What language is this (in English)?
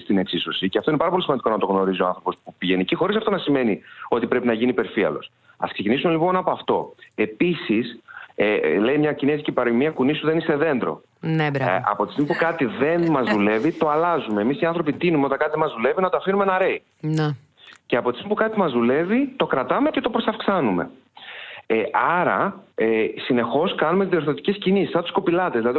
Greek